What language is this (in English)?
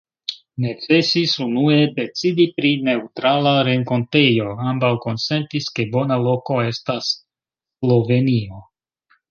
Esperanto